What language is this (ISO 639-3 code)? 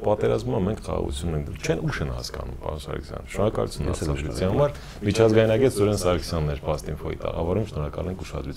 ron